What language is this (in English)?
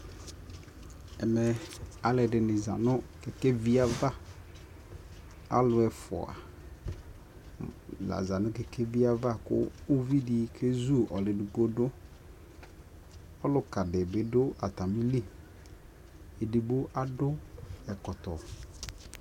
Ikposo